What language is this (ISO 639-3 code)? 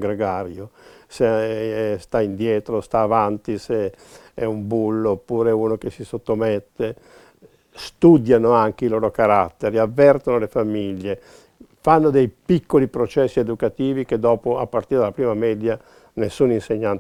ita